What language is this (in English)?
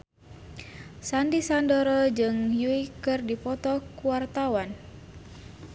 Sundanese